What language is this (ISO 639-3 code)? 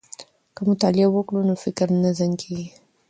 pus